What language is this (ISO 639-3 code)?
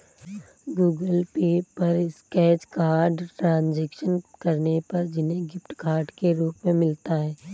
hin